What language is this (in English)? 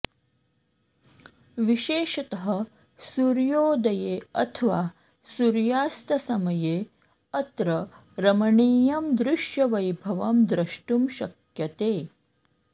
Sanskrit